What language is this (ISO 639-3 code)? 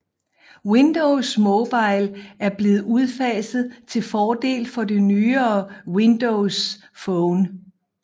dan